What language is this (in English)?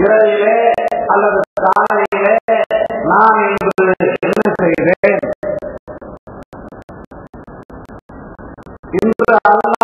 Arabic